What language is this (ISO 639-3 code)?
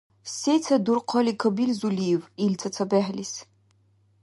dar